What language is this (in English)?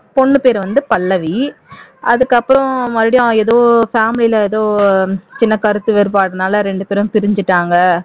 Tamil